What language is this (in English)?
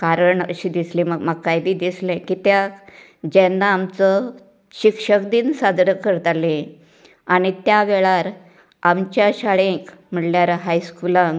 Konkani